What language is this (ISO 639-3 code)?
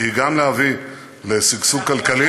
heb